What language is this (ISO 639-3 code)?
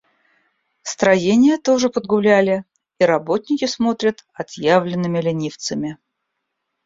rus